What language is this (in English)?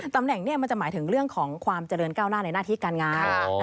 Thai